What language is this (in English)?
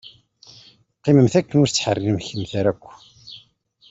Kabyle